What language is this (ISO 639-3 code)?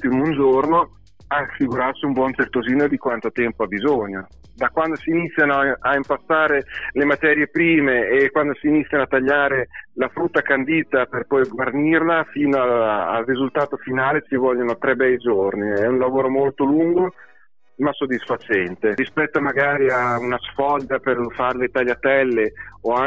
ita